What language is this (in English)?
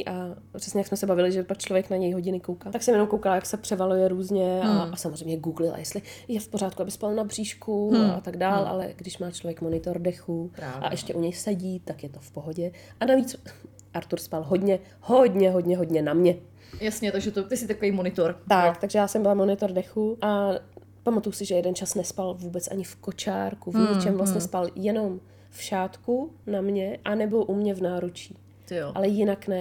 Czech